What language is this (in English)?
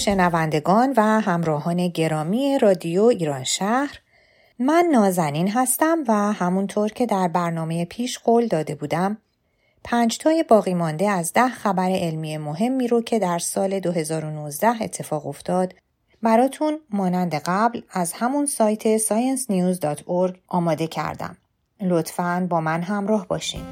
Persian